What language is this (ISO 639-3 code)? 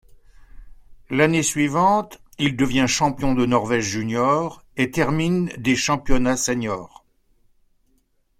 fra